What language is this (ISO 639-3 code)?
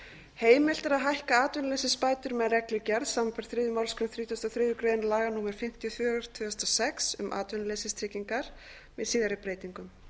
isl